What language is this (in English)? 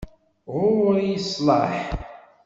Kabyle